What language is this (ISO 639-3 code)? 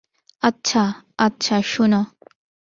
ben